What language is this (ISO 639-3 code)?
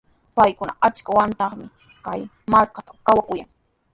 qws